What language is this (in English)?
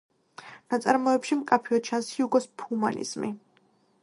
Georgian